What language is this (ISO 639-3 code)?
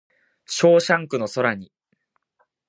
jpn